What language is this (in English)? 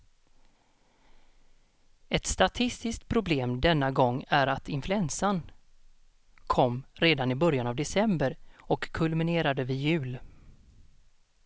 Swedish